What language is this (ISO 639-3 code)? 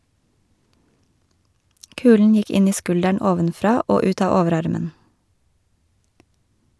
nor